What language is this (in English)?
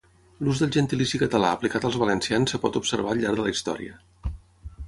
Catalan